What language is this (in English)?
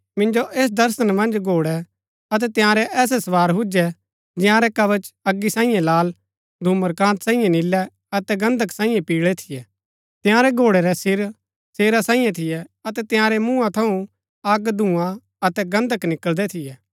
Gaddi